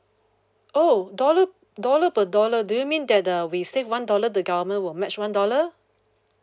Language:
English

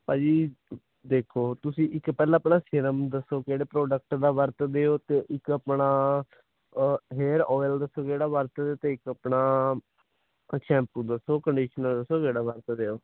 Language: Punjabi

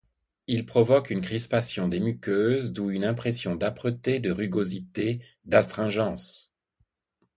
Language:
French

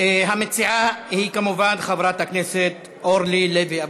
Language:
Hebrew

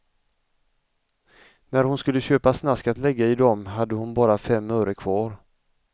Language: Swedish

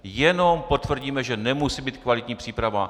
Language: Czech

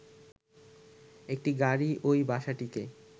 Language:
Bangla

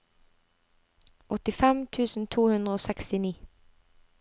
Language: Norwegian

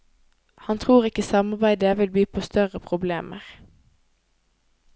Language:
Norwegian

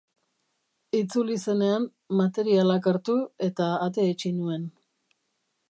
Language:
Basque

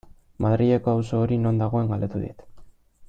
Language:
Basque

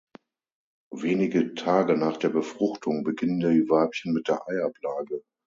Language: German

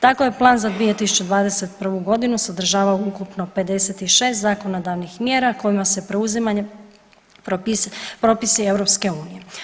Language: Croatian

